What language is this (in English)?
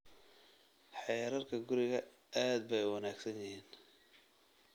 Somali